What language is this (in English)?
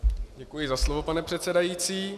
Czech